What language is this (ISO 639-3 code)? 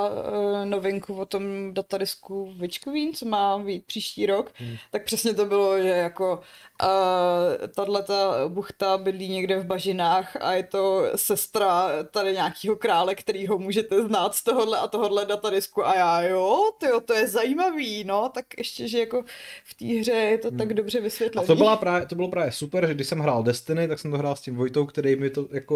ces